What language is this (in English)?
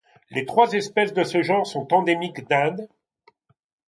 French